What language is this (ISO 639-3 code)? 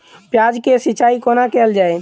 mai